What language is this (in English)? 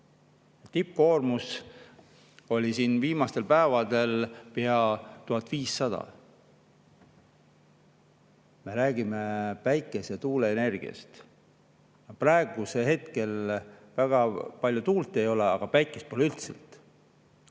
Estonian